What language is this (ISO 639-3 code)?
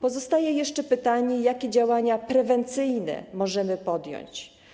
pol